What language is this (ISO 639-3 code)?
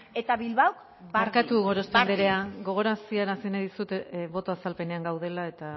eus